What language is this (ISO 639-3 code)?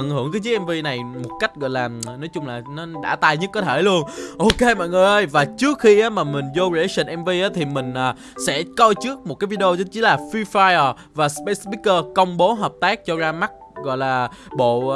vie